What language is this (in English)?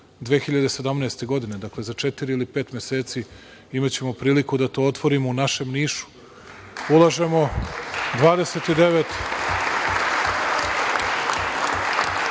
Serbian